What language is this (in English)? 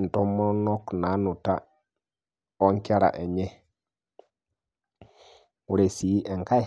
Masai